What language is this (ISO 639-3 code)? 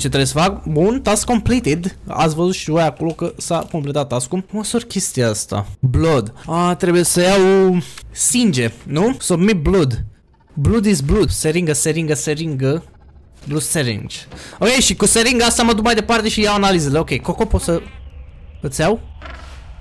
ron